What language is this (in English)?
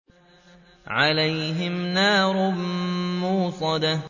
Arabic